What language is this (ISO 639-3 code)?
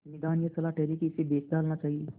hin